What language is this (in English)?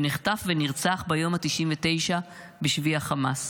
Hebrew